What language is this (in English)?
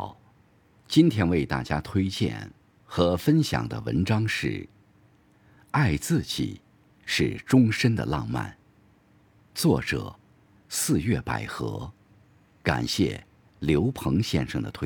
Chinese